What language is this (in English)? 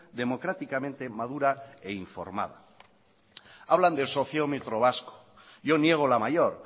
Spanish